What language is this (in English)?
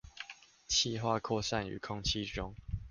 Chinese